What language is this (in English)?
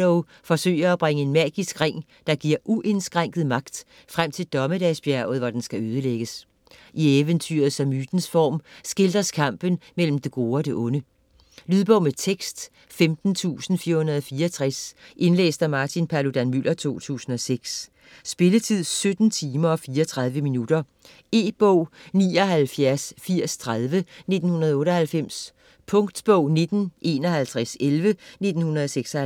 Danish